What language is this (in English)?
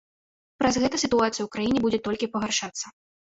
Belarusian